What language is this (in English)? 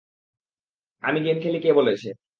Bangla